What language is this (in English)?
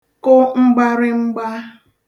Igbo